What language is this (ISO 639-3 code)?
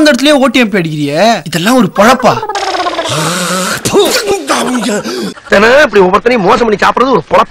ara